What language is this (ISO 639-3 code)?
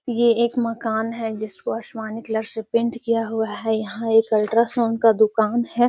mag